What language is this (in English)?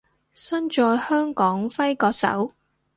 Cantonese